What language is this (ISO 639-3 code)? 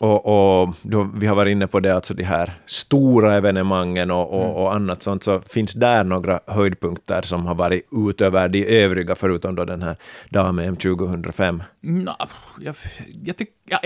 swe